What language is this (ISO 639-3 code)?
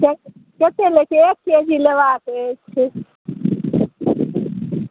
mai